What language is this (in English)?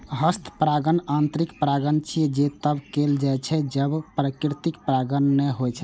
Maithili